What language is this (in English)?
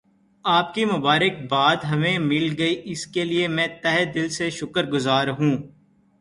Urdu